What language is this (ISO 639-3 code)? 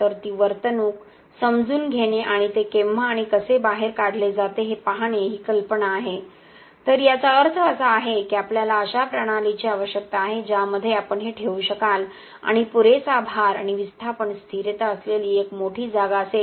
mar